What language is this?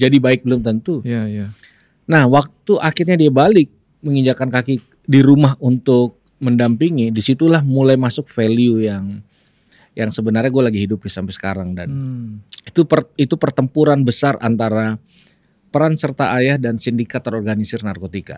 Indonesian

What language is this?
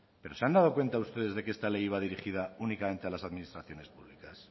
Spanish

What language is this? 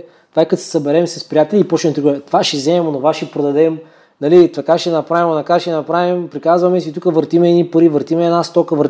Bulgarian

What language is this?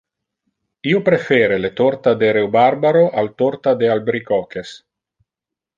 Interlingua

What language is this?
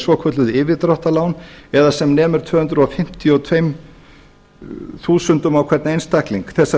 Icelandic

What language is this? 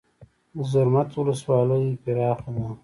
Pashto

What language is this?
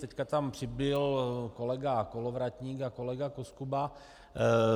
Czech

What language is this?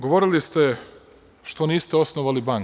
Serbian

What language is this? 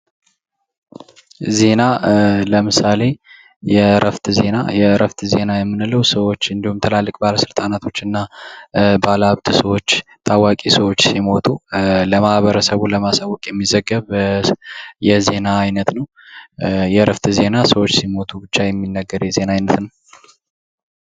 Amharic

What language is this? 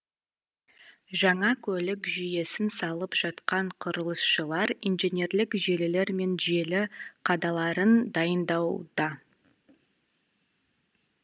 Kazakh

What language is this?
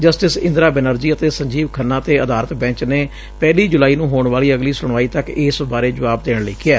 Punjabi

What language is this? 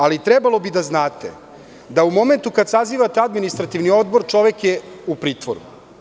Serbian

